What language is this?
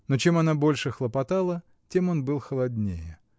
Russian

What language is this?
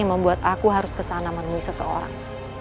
Indonesian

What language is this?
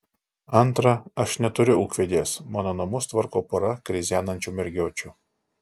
Lithuanian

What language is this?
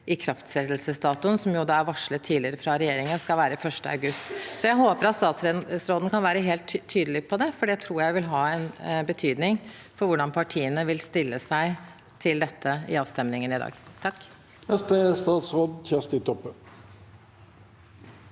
Norwegian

